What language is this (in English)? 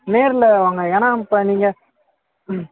Tamil